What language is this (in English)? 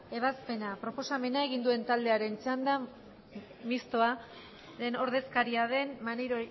Basque